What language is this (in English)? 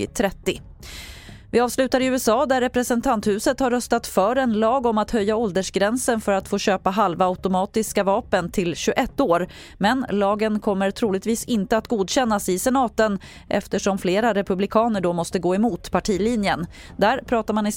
Swedish